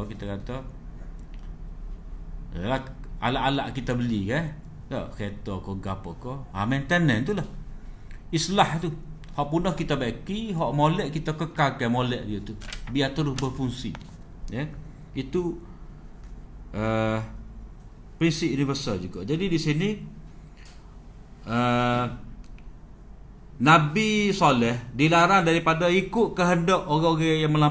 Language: Malay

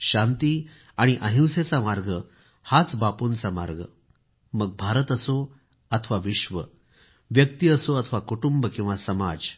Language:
Marathi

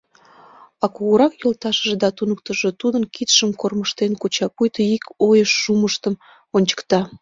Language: Mari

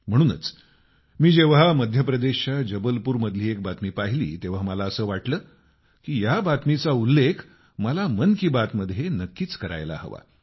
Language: Marathi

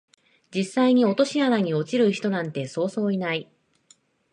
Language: Japanese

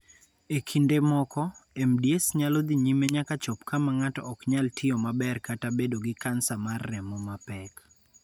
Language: Luo (Kenya and Tanzania)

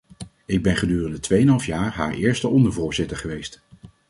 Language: Dutch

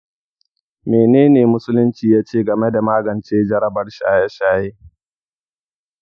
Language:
Hausa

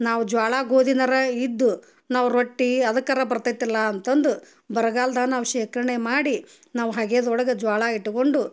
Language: Kannada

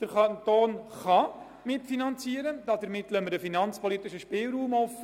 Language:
Swiss German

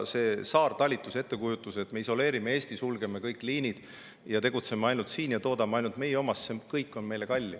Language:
Estonian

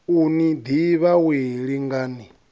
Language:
Venda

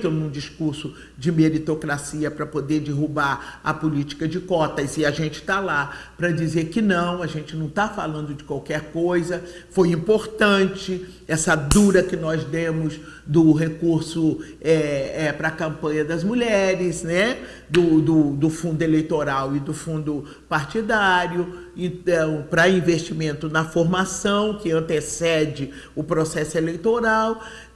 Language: Portuguese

